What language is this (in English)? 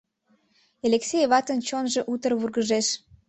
Mari